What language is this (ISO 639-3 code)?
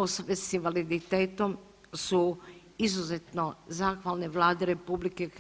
hrv